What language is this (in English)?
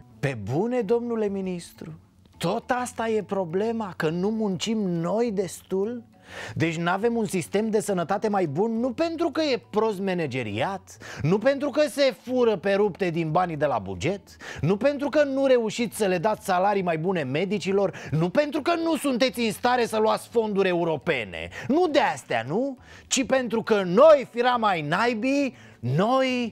Romanian